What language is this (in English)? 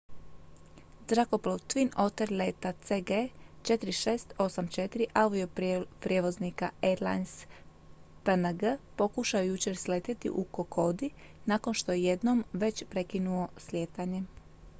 Croatian